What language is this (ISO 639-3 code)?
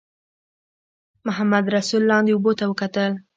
pus